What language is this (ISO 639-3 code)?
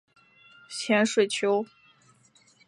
zho